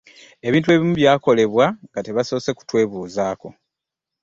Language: Ganda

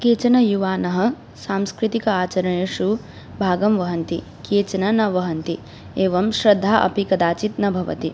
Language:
Sanskrit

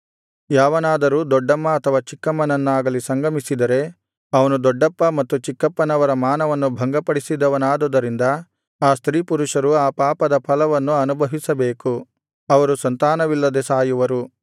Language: Kannada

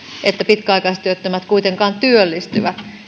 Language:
Finnish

